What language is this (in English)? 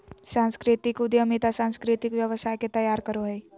Magahi